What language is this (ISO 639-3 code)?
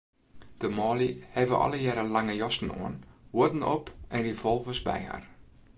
fry